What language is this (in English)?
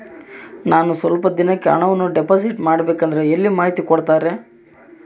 Kannada